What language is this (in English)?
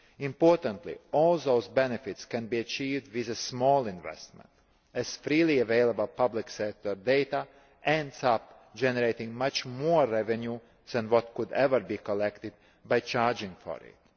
English